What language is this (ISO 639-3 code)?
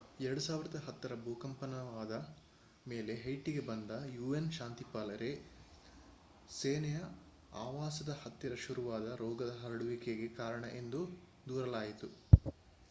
kan